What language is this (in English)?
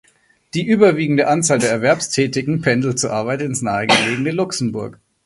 German